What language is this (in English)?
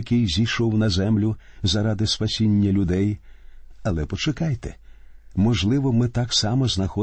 Ukrainian